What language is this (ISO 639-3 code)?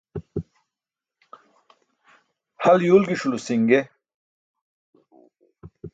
bsk